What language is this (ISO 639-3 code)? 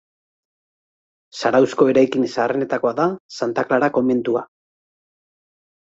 eus